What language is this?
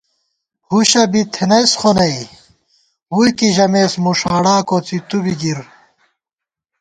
Gawar-Bati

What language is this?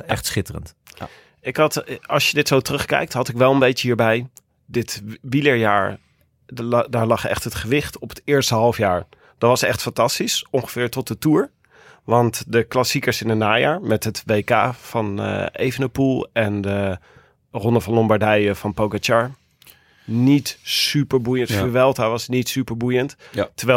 Dutch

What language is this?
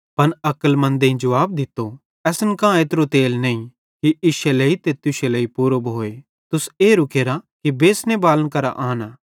Bhadrawahi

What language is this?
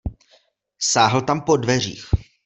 Czech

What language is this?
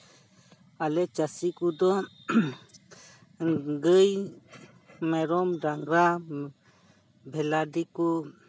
Santali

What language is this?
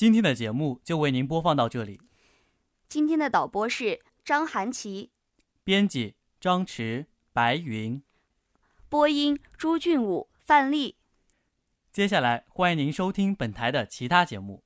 Chinese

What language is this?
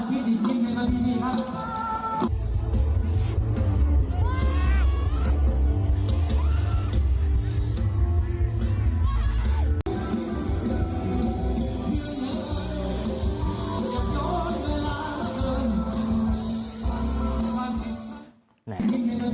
Thai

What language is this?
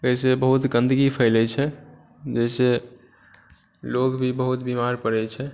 Maithili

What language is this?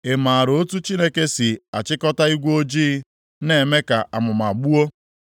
Igbo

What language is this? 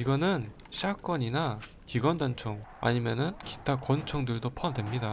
Korean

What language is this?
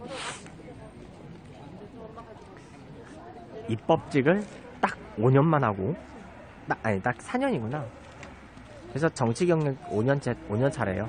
Korean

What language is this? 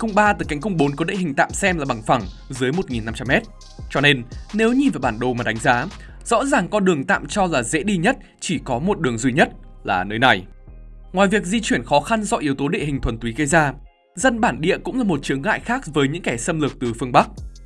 Vietnamese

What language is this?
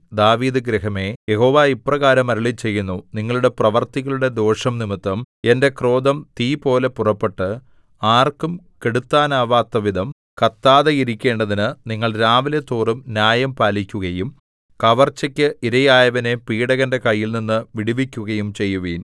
Malayalam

